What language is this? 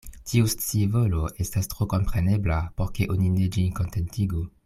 Esperanto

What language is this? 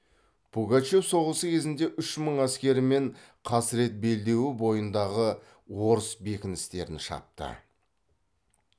Kazakh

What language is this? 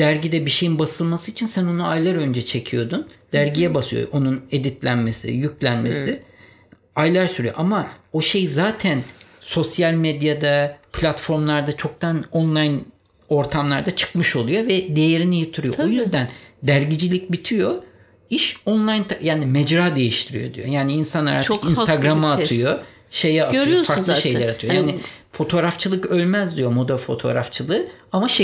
Turkish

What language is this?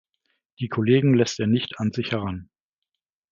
German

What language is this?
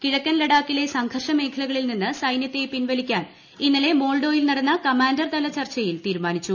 Malayalam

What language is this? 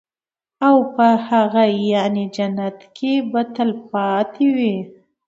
Pashto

